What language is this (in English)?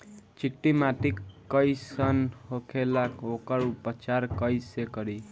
Bhojpuri